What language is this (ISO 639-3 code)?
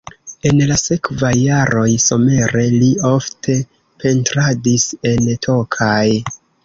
epo